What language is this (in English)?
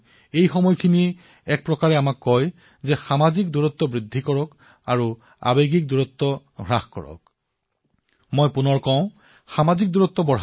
Assamese